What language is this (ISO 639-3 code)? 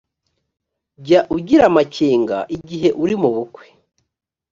kin